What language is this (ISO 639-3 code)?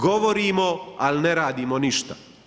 hrv